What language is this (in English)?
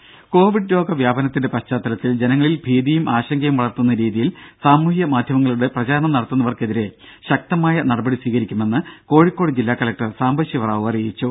Malayalam